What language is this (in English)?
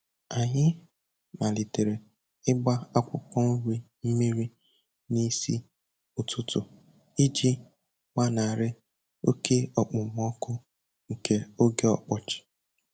Igbo